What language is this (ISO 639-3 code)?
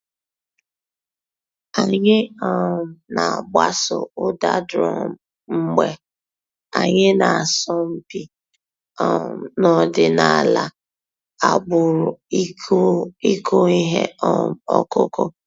ibo